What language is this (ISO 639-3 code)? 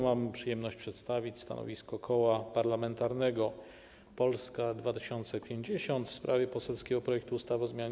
pol